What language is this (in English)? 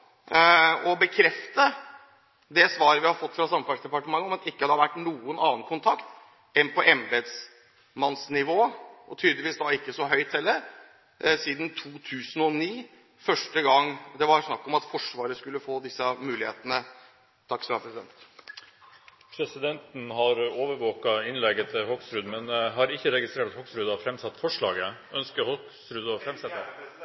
Norwegian